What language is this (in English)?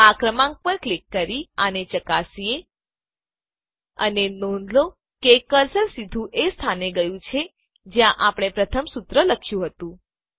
Gujarati